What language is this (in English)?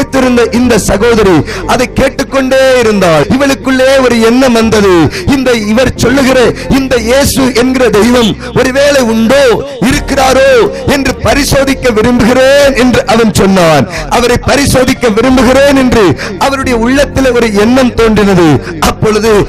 Tamil